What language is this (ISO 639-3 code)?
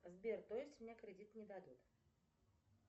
rus